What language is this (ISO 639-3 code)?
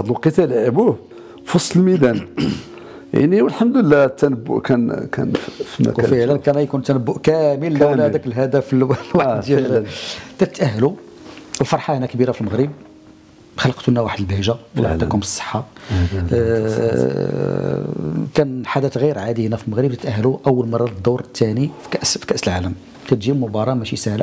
ara